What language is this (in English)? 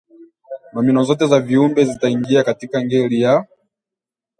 Swahili